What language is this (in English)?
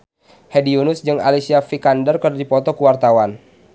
Sundanese